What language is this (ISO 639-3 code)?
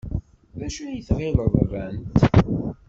kab